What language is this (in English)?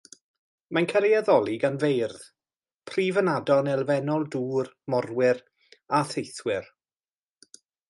Welsh